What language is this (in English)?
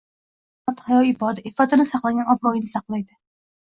Uzbek